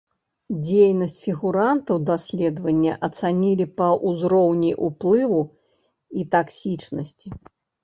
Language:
Belarusian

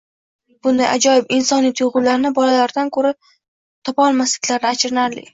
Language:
Uzbek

